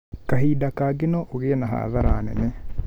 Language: Kikuyu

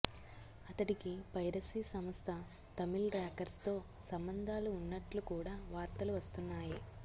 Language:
Telugu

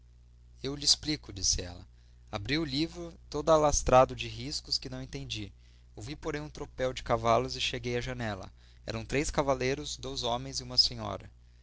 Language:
Portuguese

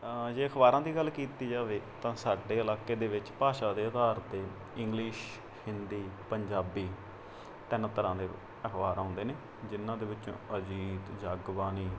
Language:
Punjabi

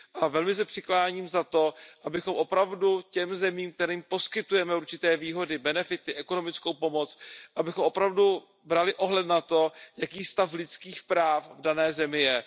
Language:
Czech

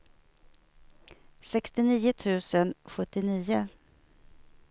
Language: Swedish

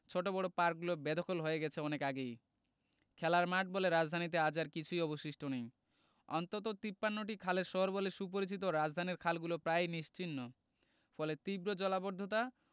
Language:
Bangla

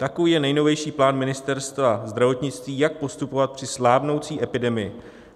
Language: Czech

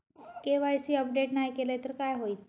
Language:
Marathi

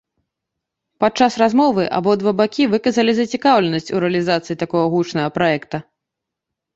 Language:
Belarusian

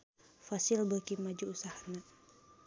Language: Sundanese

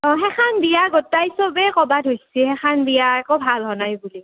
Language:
Assamese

